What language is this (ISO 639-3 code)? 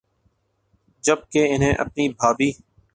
urd